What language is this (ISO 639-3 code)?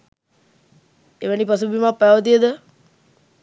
sin